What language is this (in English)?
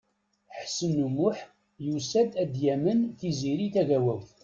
Kabyle